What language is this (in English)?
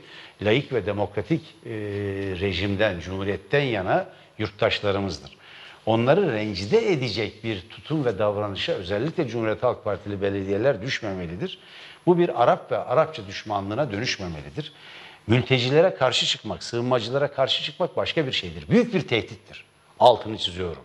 Turkish